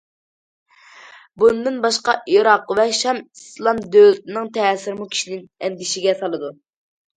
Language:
Uyghur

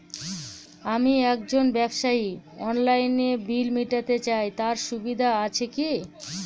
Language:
Bangla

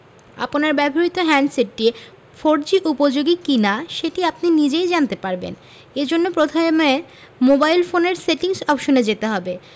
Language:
Bangla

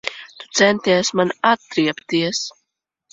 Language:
Latvian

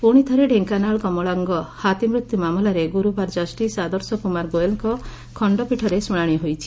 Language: Odia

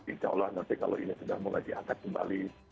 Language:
Indonesian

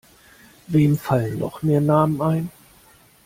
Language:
German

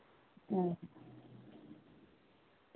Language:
Dogri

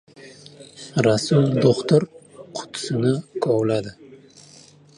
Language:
Uzbek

